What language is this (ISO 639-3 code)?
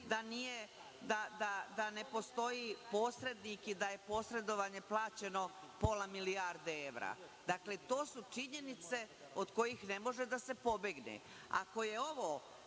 srp